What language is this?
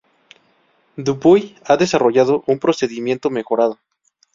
Spanish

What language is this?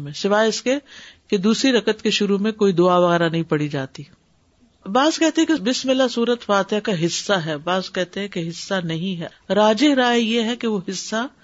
Urdu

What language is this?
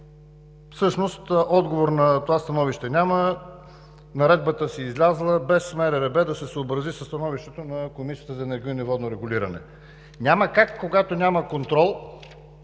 Bulgarian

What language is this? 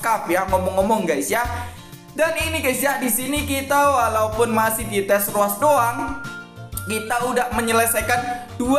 Indonesian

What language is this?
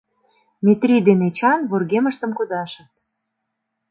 Mari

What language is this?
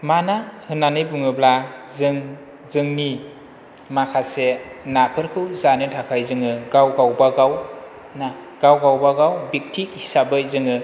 Bodo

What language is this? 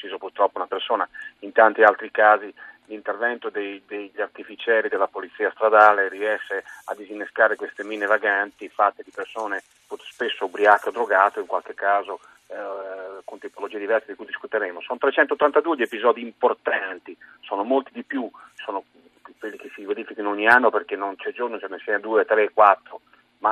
Italian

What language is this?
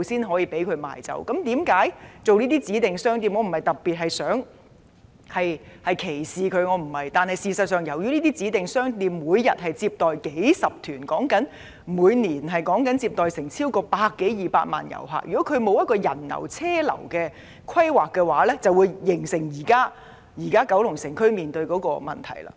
Cantonese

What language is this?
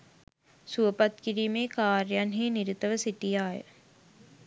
Sinhala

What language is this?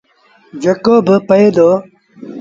Sindhi Bhil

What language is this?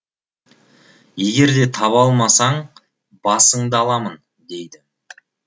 Kazakh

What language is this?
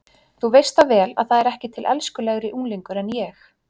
Icelandic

